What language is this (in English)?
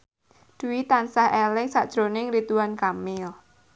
Javanese